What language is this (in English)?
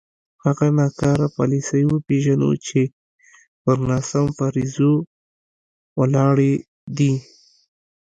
Pashto